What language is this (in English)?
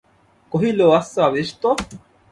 Bangla